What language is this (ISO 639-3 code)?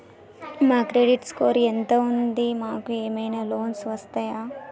tel